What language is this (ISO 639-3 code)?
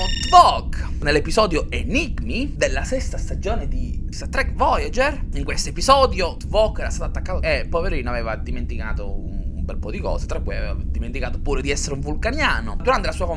ita